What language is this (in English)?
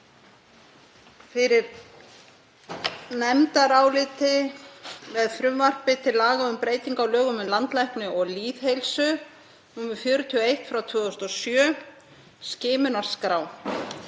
Icelandic